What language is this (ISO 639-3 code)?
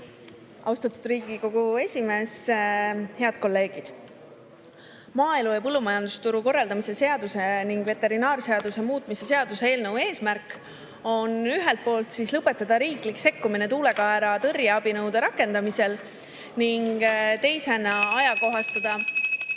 est